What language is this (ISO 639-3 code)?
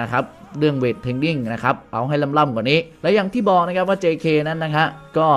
tha